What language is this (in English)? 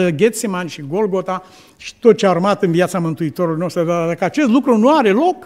Romanian